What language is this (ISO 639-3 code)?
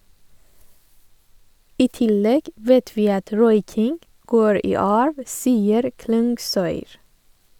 nor